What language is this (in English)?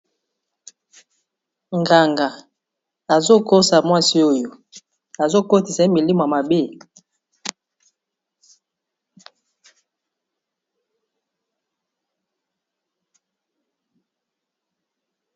Lingala